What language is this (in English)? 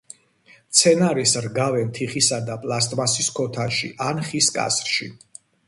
Georgian